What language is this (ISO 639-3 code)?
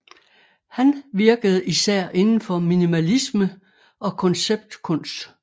dan